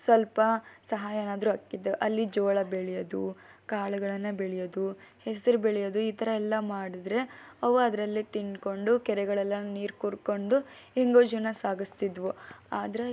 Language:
Kannada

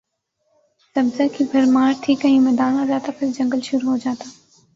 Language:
Urdu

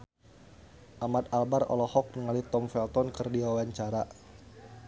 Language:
Sundanese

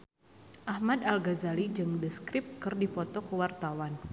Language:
Sundanese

